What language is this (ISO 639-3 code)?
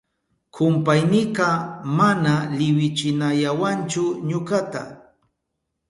qup